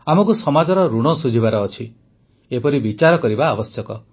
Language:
Odia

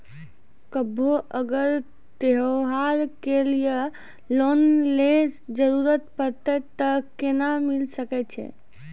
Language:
Maithili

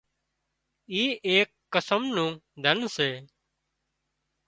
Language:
Wadiyara Koli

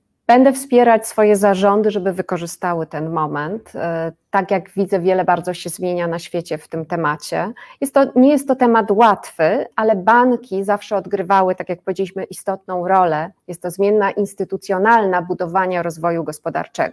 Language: Polish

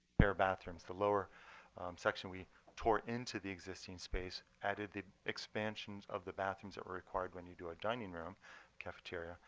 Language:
English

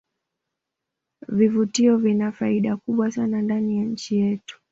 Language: Swahili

